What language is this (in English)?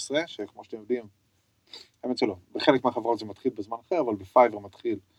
Hebrew